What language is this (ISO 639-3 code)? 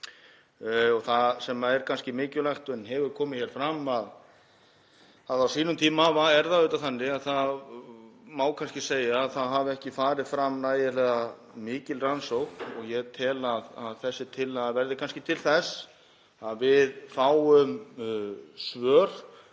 isl